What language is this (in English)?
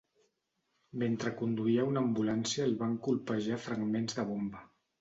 Catalan